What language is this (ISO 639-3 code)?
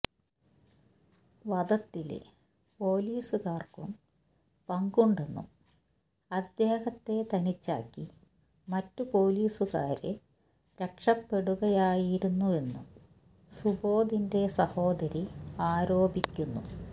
mal